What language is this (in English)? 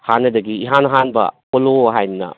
Manipuri